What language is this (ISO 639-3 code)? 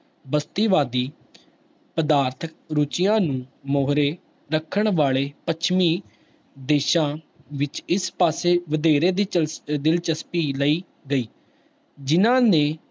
pan